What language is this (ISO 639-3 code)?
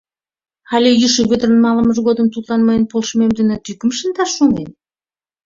chm